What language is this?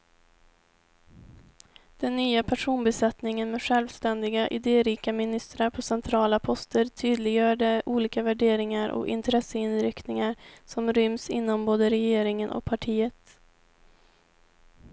Swedish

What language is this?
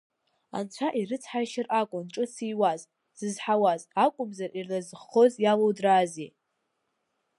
Abkhazian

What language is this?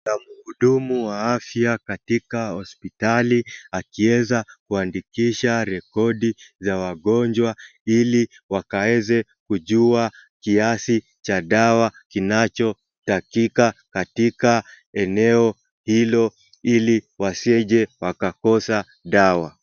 Swahili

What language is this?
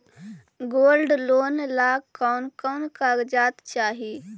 Magahi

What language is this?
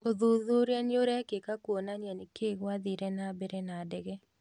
Kikuyu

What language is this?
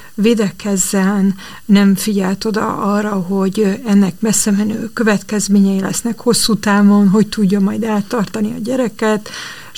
Hungarian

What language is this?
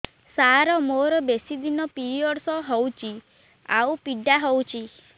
Odia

